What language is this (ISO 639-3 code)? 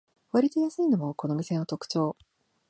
jpn